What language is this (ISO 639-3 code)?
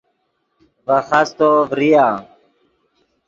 ydg